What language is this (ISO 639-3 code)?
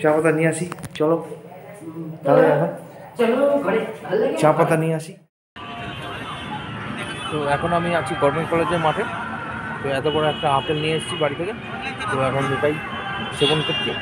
hin